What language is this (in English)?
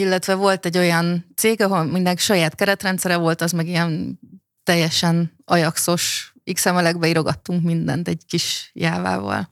Hungarian